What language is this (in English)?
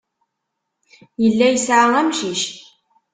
Kabyle